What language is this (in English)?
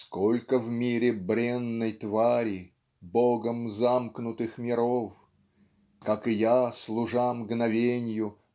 Russian